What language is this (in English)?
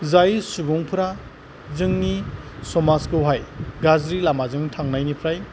Bodo